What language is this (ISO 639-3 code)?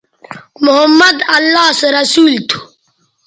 btv